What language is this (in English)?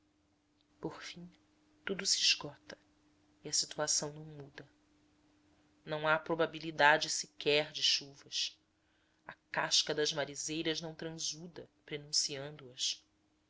Portuguese